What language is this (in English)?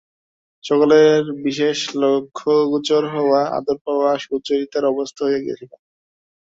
Bangla